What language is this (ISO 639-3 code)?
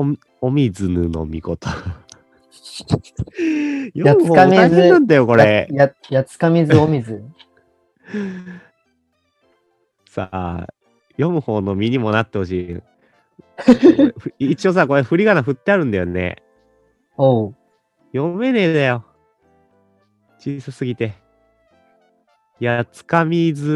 jpn